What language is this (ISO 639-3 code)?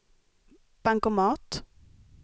swe